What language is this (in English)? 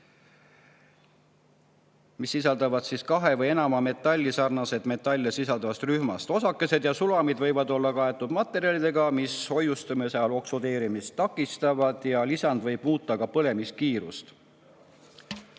Estonian